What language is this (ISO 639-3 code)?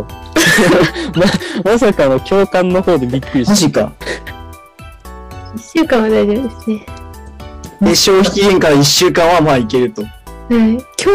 jpn